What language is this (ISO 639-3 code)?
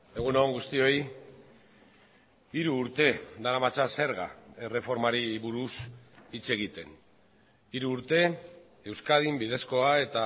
eus